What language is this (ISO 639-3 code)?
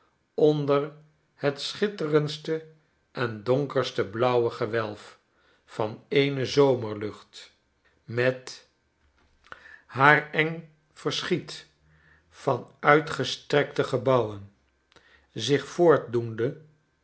nld